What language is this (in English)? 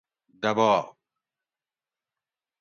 Gawri